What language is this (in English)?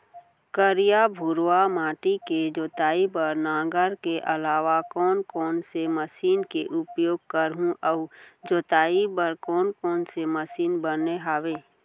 Chhattisgarhi